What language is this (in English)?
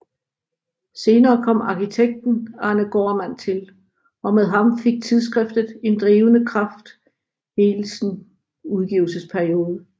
Danish